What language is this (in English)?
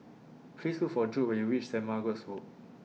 English